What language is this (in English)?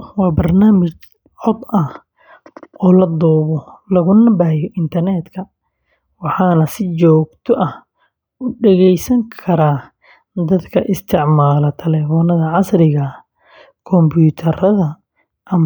Somali